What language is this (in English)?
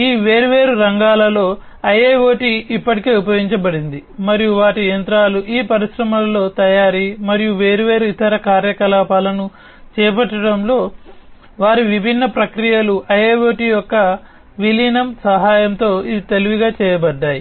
Telugu